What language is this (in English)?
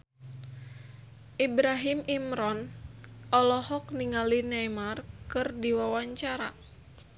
Sundanese